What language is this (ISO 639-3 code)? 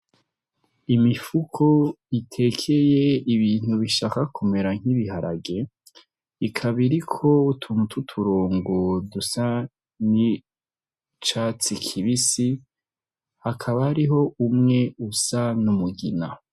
run